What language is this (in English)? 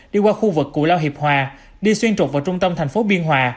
Vietnamese